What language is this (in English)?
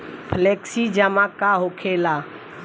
Bhojpuri